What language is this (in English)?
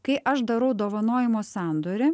Lithuanian